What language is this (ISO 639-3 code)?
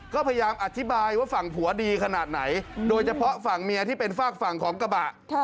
tha